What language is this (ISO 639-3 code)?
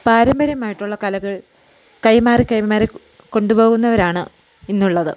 mal